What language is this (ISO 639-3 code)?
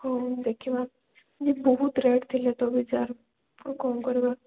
ori